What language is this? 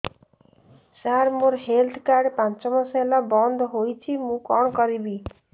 Odia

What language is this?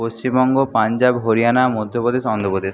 Bangla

